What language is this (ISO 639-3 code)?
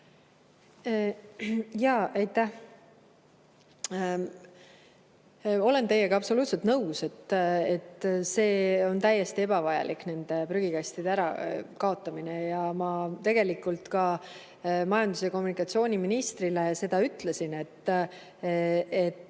est